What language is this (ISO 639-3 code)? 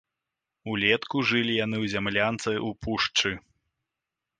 bel